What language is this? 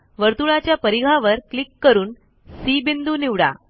Marathi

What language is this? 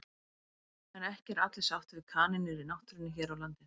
Icelandic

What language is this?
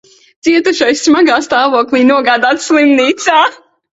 Latvian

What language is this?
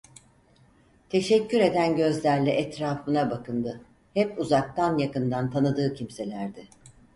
Turkish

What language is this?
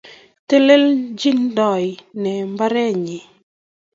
Kalenjin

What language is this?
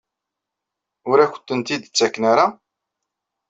Kabyle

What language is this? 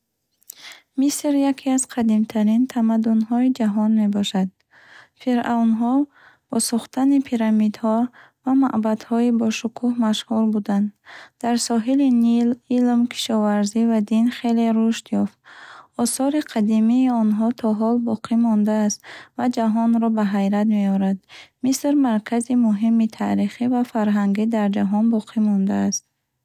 Bukharic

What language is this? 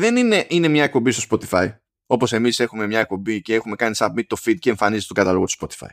Greek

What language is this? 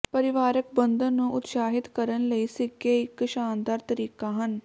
Punjabi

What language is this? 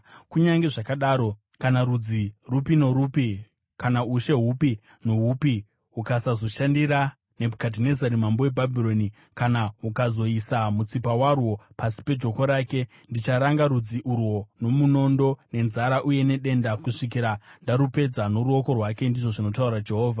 Shona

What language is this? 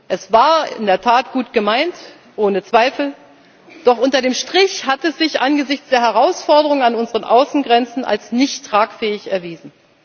German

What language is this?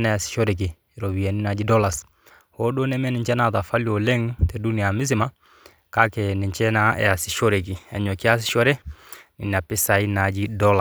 Masai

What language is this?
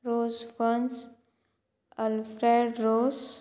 Konkani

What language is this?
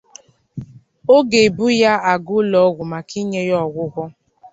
Igbo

